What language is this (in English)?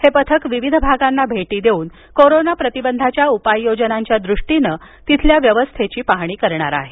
Marathi